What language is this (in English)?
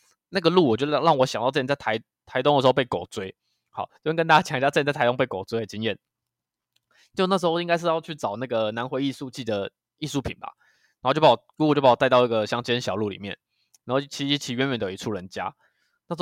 Chinese